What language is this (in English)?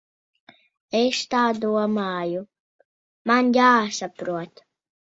Latvian